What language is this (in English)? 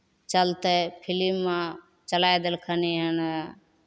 Maithili